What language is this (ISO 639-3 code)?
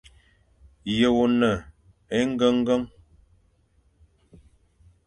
fan